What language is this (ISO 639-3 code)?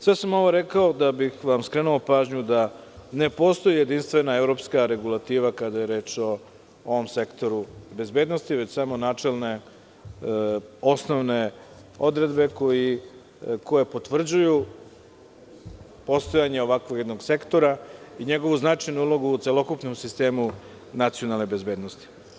srp